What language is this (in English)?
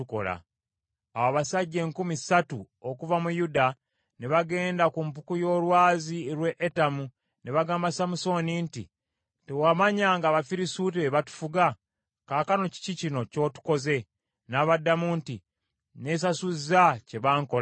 Ganda